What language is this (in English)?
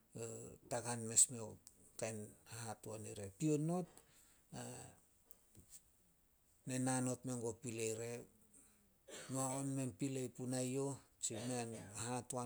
Solos